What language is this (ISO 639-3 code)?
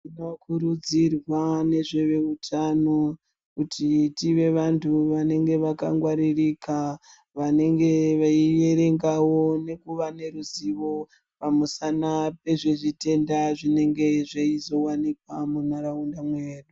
ndc